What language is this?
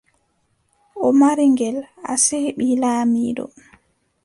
Adamawa Fulfulde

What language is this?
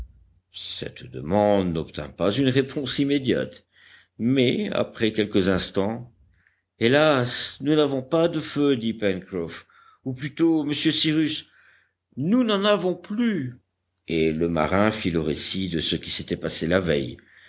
French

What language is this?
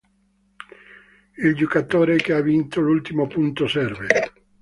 Italian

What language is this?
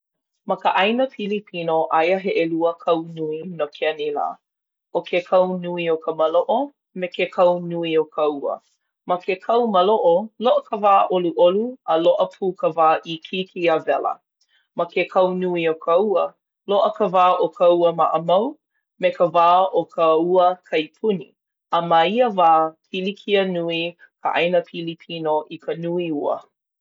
Hawaiian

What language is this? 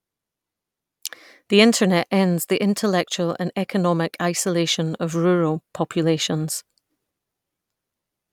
English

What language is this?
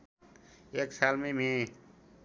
Nepali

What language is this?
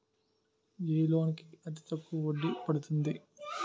Telugu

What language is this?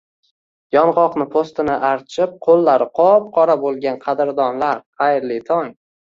Uzbek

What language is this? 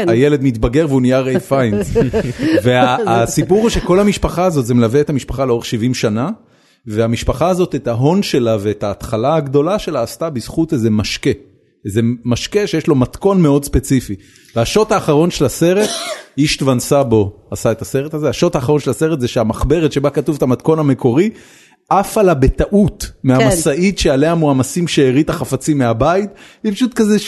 Hebrew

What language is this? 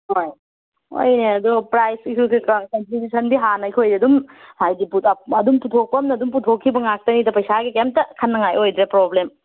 Manipuri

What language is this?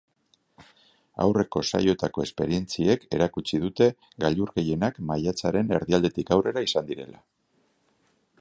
Basque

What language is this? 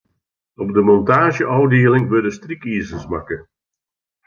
Western Frisian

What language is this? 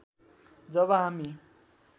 Nepali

